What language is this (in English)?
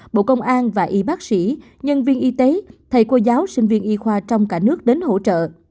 Vietnamese